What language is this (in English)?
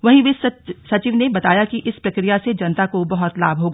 Hindi